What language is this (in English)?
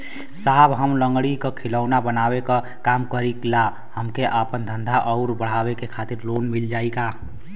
Bhojpuri